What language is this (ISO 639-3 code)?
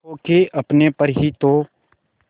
hin